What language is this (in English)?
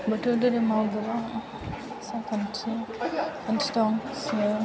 Bodo